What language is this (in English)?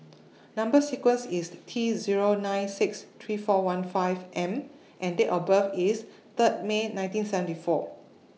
English